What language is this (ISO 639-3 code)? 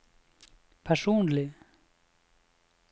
nor